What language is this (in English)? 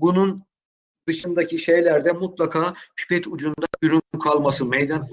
Turkish